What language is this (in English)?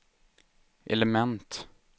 Swedish